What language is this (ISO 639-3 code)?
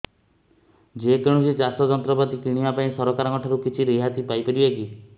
ori